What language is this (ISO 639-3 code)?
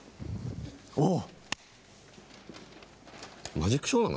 jpn